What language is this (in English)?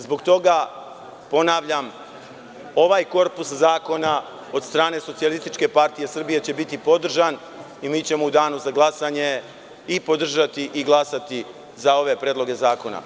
Serbian